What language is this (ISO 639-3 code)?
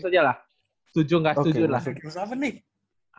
ind